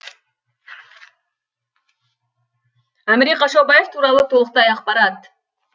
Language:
Kazakh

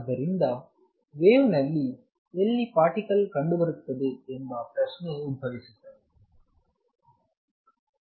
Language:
Kannada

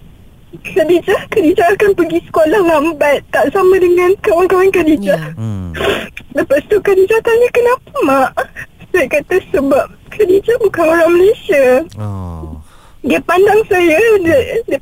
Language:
Malay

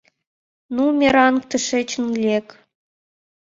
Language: Mari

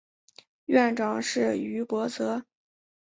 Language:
Chinese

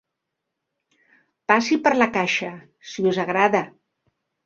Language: Catalan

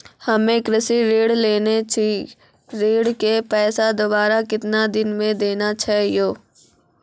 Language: Maithili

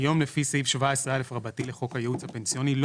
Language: Hebrew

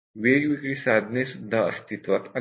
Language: Marathi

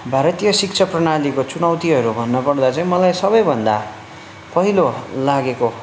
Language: Nepali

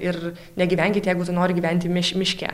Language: Lithuanian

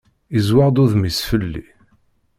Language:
Kabyle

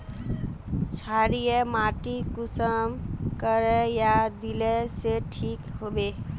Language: Magahi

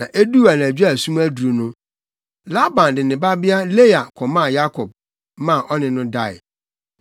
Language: Akan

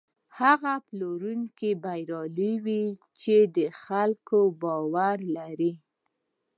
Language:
Pashto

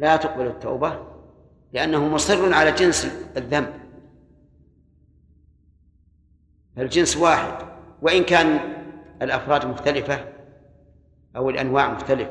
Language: Arabic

